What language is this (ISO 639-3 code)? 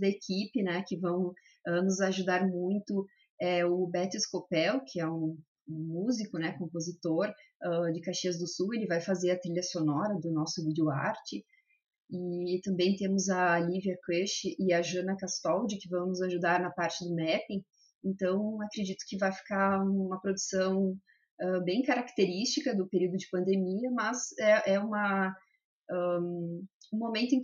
por